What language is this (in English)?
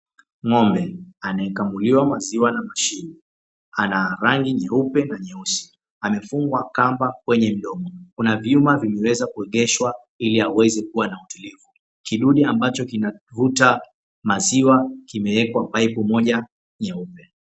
Swahili